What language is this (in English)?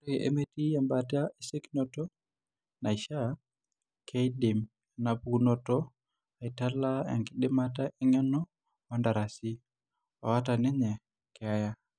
Masai